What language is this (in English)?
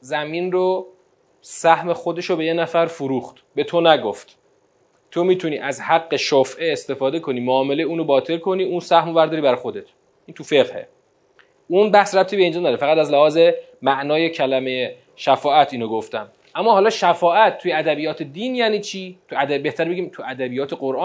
Persian